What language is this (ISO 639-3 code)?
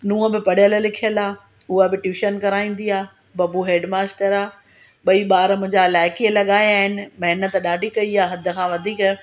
snd